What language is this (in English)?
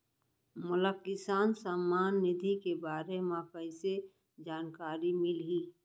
Chhattisgarhi